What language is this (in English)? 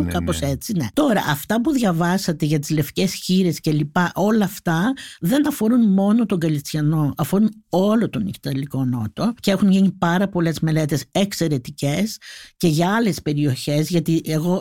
Greek